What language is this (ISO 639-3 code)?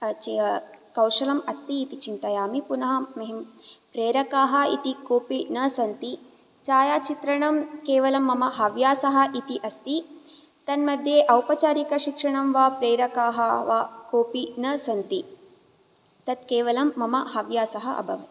san